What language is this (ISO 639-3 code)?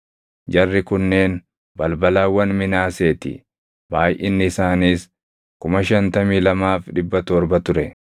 orm